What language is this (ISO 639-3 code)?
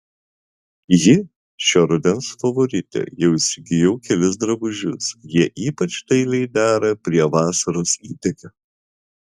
lit